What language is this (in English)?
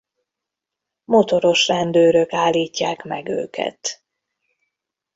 Hungarian